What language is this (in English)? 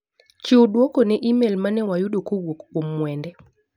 Luo (Kenya and Tanzania)